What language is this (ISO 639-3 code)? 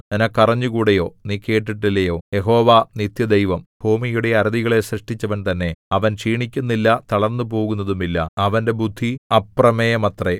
mal